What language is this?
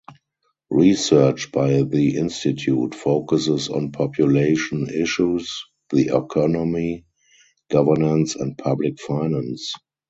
English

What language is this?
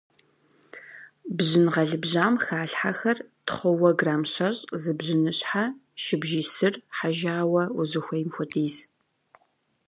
Kabardian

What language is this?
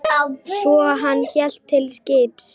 Icelandic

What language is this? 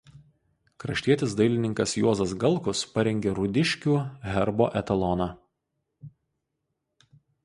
Lithuanian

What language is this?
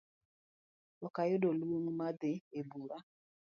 Luo (Kenya and Tanzania)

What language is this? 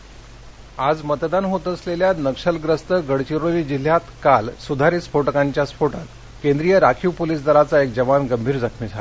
Marathi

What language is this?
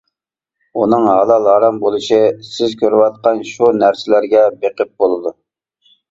Uyghur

